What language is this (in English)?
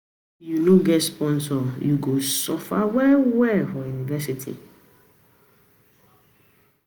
Nigerian Pidgin